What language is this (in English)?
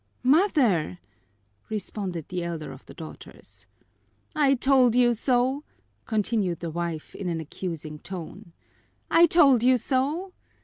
English